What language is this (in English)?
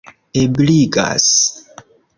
Esperanto